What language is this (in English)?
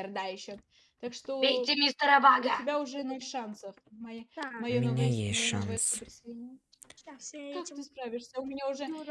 Russian